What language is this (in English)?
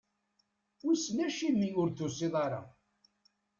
Kabyle